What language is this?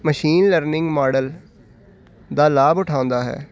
Punjabi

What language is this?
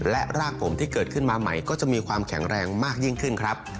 Thai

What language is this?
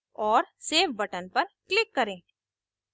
Hindi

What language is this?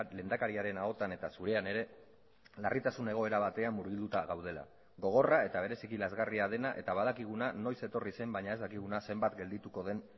Basque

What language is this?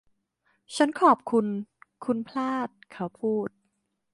Thai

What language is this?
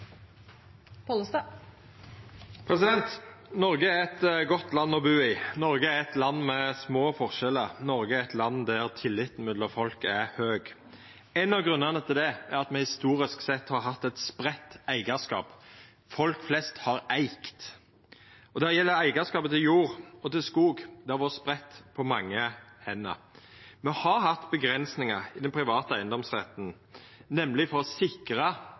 Norwegian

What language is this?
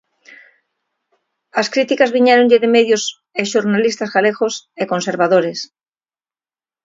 Galician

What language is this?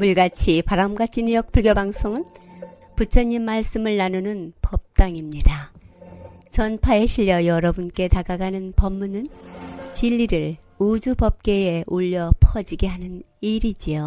Korean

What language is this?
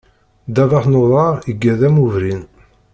Kabyle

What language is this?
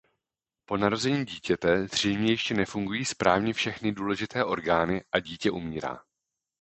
Czech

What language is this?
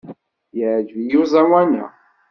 Kabyle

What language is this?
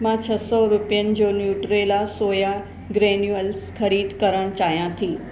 Sindhi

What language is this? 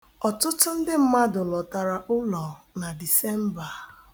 Igbo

